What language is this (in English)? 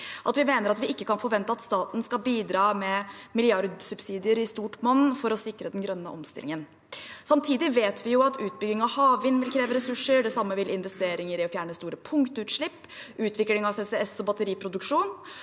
Norwegian